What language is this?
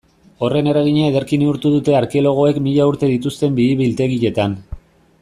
Basque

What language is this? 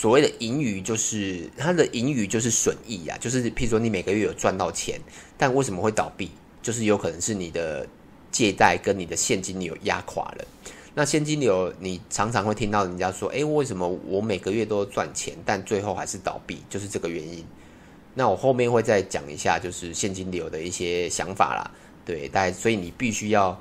Chinese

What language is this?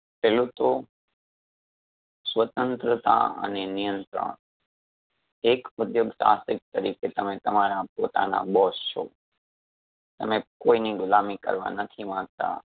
Gujarati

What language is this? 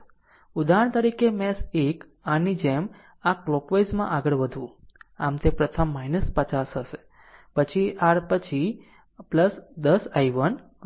Gujarati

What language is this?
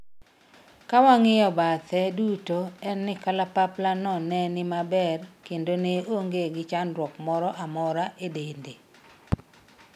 Luo (Kenya and Tanzania)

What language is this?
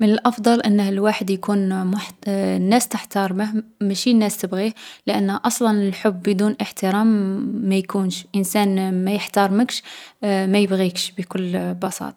Algerian Arabic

